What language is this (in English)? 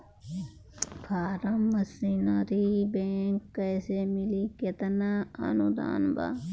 Bhojpuri